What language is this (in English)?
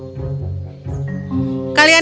Indonesian